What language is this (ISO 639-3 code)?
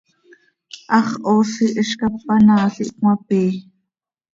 sei